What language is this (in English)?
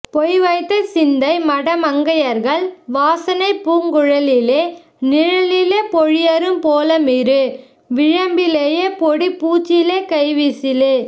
Tamil